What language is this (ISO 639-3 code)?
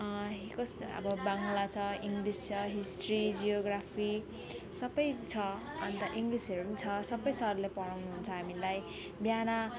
nep